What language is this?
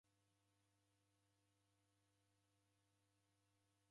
Taita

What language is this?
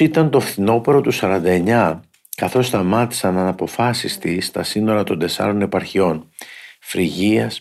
Greek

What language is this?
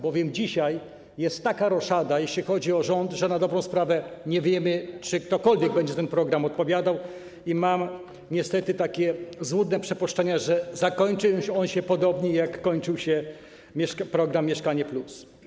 Polish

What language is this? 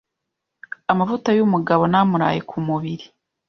Kinyarwanda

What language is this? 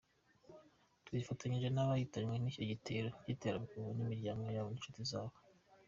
Kinyarwanda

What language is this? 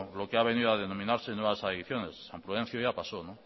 Spanish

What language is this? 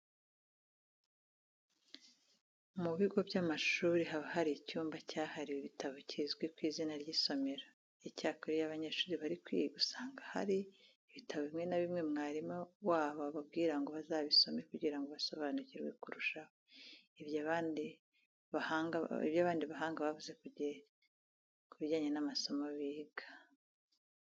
Kinyarwanda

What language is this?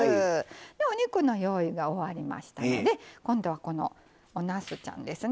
Japanese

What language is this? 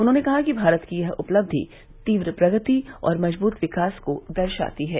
Hindi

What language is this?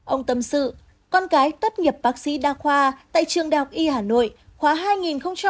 Vietnamese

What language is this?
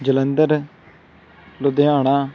Punjabi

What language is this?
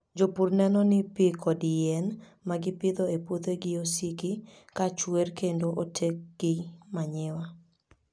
Luo (Kenya and Tanzania)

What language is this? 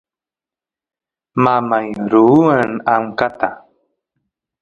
Santiago del Estero Quichua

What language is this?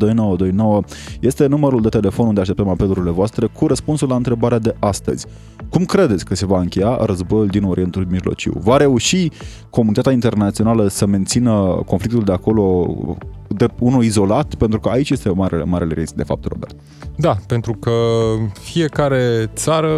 Romanian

